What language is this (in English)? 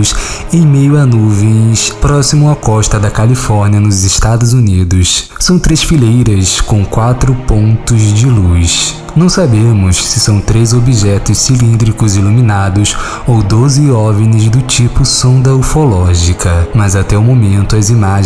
Portuguese